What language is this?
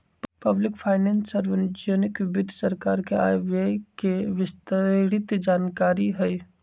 Magahi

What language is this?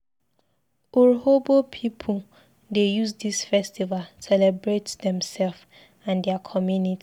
Nigerian Pidgin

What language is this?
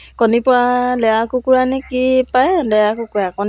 Assamese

